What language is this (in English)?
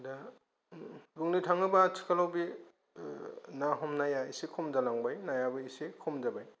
Bodo